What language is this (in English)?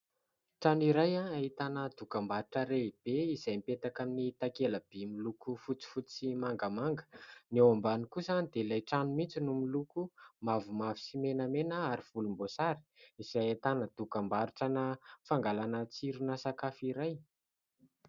Malagasy